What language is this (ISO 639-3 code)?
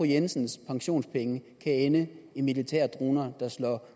dan